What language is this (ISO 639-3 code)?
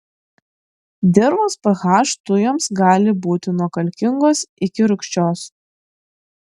lit